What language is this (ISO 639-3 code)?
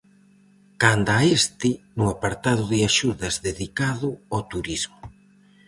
glg